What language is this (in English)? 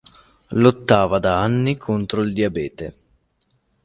Italian